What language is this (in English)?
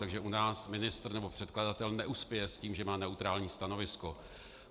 Czech